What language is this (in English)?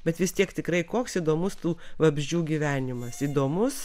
Lithuanian